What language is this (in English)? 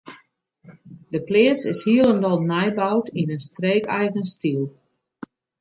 Western Frisian